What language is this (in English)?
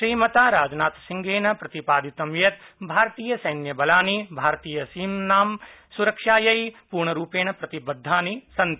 Sanskrit